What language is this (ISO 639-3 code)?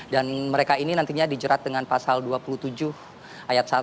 ind